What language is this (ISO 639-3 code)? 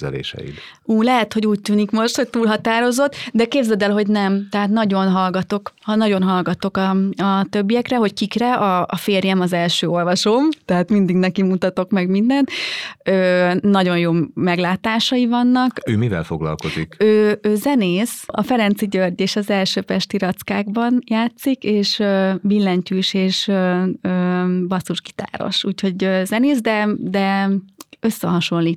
hun